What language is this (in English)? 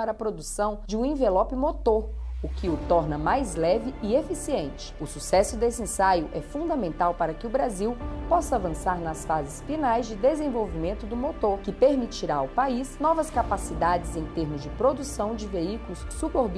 Portuguese